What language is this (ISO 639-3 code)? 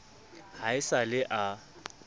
sot